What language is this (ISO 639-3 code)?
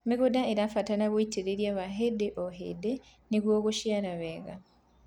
kik